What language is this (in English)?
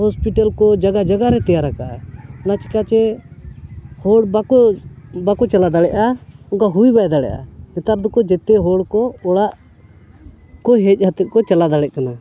Santali